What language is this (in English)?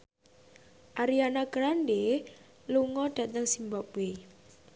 Javanese